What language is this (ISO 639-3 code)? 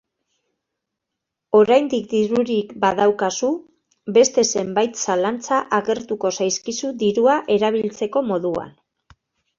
eus